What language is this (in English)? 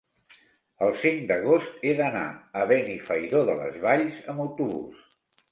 Catalan